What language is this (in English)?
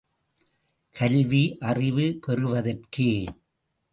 Tamil